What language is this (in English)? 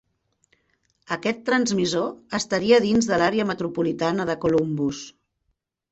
Catalan